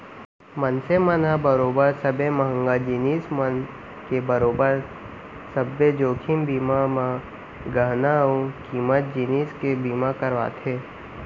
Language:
Chhattisgarhi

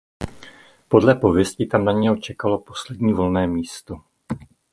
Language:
Czech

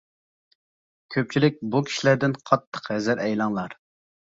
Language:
Uyghur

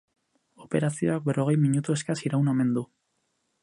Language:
Basque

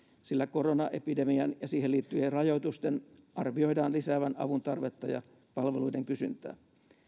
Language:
Finnish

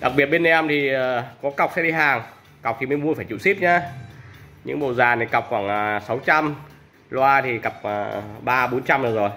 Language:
Vietnamese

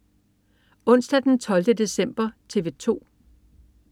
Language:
Danish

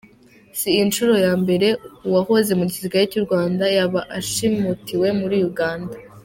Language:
Kinyarwanda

